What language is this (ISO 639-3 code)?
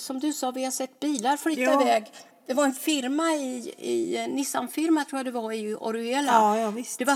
swe